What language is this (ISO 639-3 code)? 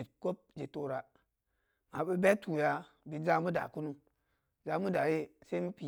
ndi